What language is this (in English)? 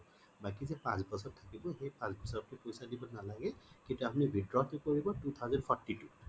Assamese